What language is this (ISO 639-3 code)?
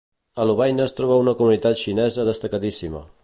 cat